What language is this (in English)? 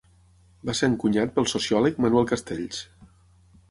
Catalan